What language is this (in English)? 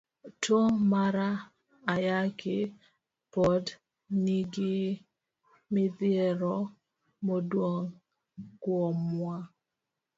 Luo (Kenya and Tanzania)